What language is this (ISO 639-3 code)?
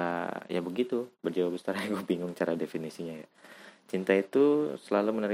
ind